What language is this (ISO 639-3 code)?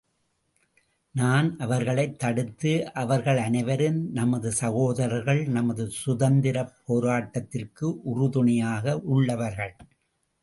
tam